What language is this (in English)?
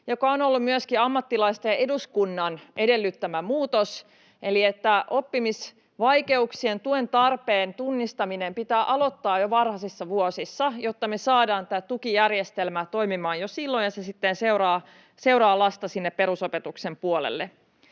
Finnish